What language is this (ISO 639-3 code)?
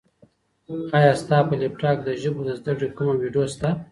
pus